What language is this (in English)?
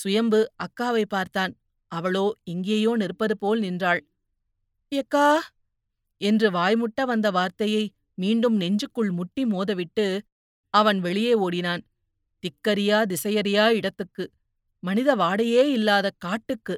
Tamil